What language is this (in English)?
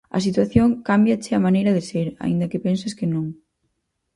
Galician